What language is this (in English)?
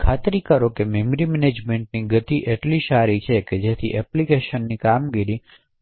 Gujarati